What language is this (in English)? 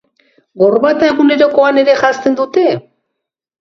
Basque